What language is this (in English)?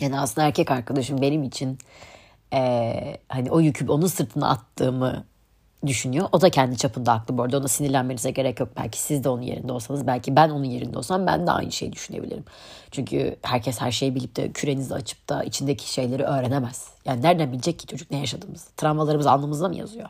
Turkish